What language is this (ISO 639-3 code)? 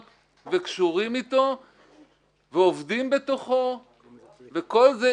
heb